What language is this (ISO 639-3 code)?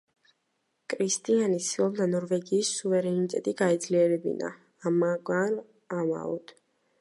kat